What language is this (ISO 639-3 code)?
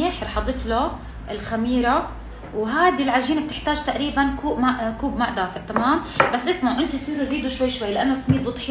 ara